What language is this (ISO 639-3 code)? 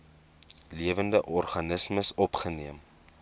afr